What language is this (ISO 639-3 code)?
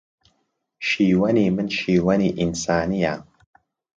ckb